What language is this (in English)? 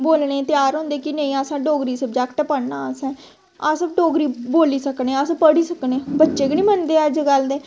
Dogri